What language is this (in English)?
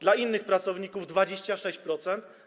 Polish